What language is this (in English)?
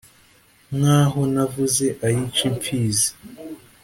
Kinyarwanda